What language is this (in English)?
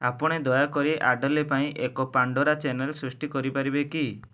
Odia